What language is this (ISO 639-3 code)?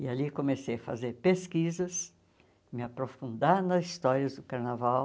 por